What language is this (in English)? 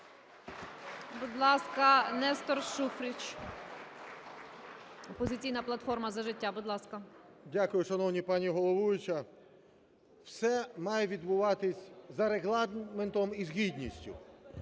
Ukrainian